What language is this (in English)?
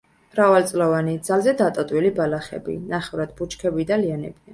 Georgian